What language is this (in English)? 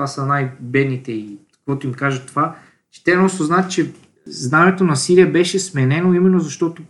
Bulgarian